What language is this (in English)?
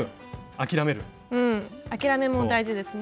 Japanese